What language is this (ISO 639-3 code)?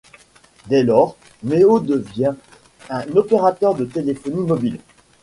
fra